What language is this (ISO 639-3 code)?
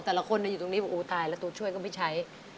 tha